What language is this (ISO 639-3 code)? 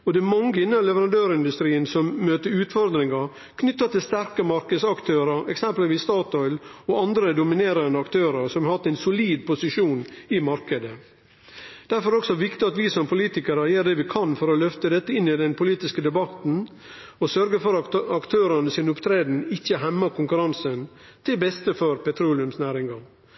nno